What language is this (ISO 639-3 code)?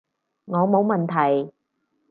yue